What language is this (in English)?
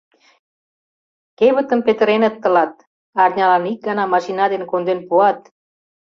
Mari